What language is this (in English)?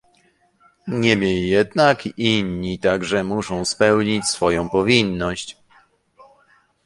Polish